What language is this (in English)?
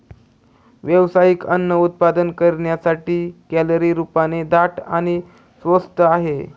Marathi